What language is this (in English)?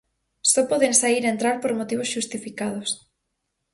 Galician